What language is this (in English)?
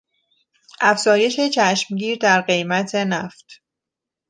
Persian